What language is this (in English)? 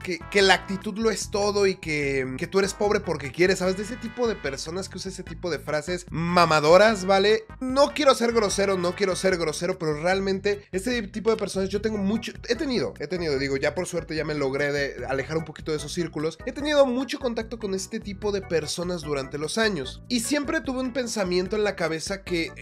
Spanish